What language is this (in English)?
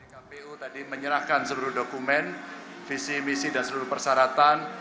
Indonesian